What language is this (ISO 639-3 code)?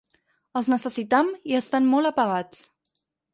cat